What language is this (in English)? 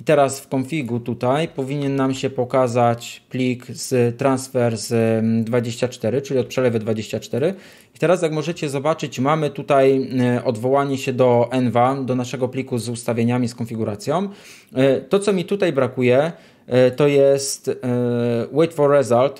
Polish